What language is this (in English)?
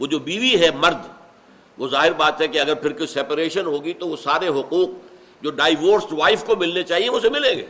Urdu